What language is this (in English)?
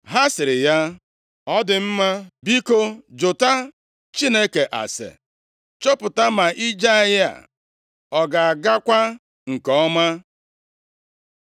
Igbo